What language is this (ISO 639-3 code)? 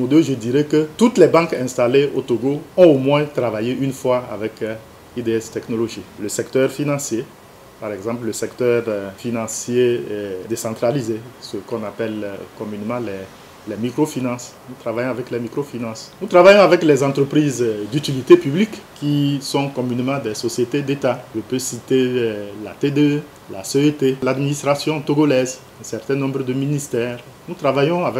fra